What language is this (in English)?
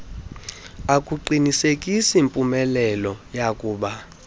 Xhosa